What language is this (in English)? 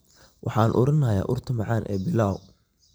Somali